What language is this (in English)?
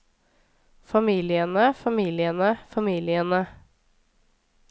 Norwegian